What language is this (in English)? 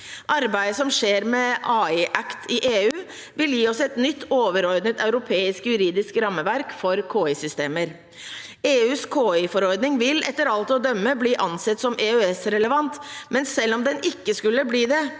Norwegian